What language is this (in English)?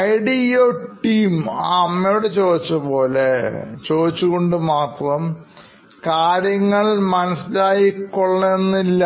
Malayalam